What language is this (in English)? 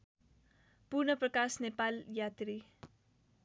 Nepali